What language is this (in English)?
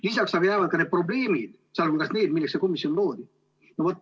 Estonian